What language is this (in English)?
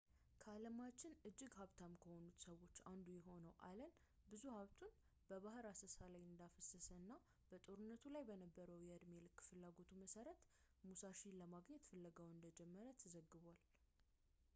Amharic